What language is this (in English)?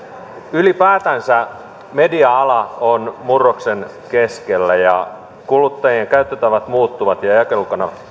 Finnish